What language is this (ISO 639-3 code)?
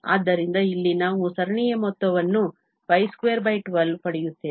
kan